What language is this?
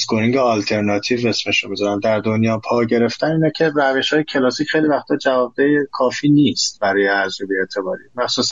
Persian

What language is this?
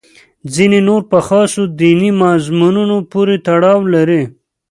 Pashto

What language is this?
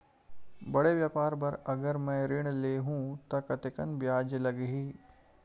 Chhattisgarhi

